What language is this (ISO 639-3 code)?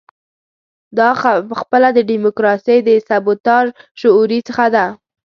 pus